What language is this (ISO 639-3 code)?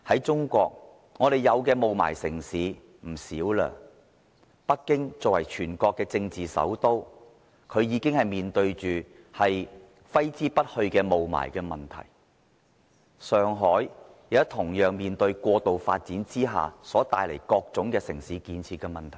yue